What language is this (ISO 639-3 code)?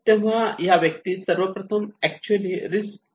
mar